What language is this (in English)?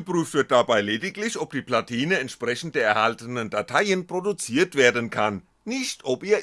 German